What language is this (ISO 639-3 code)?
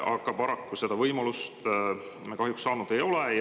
est